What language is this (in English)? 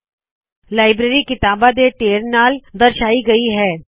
Punjabi